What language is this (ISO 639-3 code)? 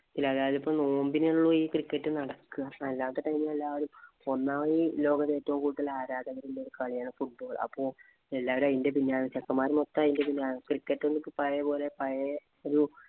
mal